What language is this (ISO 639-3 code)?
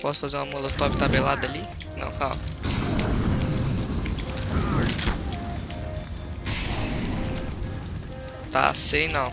por